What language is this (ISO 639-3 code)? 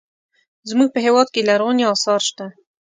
pus